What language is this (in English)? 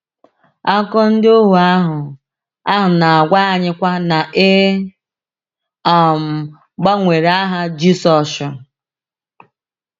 Igbo